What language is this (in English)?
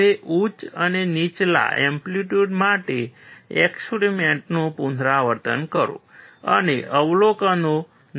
Gujarati